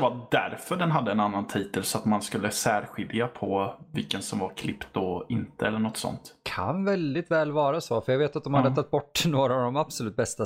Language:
Swedish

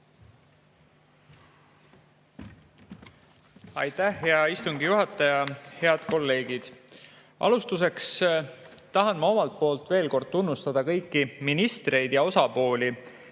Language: Estonian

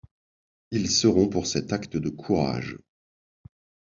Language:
French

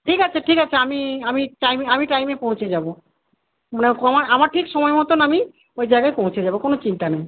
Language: Bangla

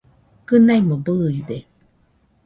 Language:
Nüpode Huitoto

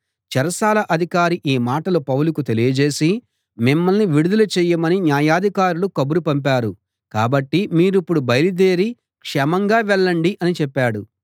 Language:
Telugu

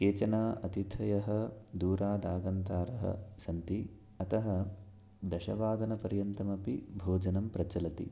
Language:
Sanskrit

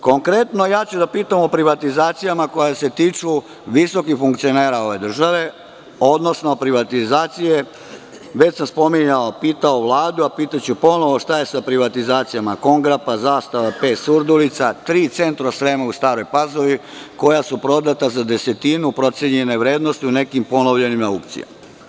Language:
Serbian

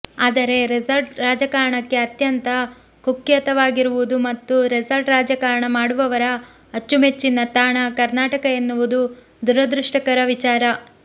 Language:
Kannada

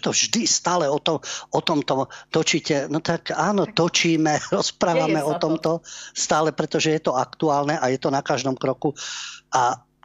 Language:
Slovak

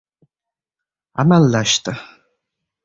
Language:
Uzbek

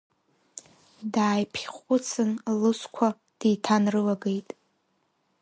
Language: Abkhazian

